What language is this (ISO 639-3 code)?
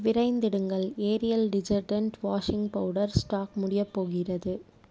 tam